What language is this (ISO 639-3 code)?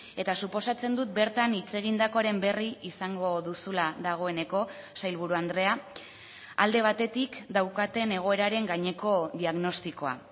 eus